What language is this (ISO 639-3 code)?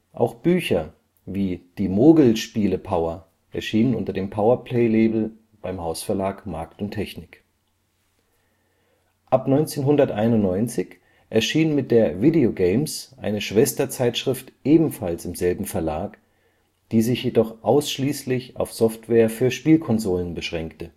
deu